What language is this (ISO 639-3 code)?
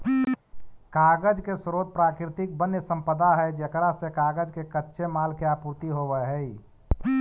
mag